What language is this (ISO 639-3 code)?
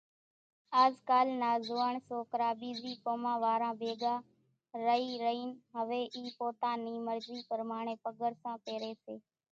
gjk